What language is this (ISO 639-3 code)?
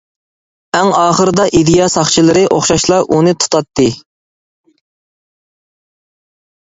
uig